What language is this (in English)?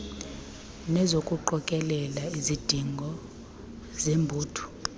Xhosa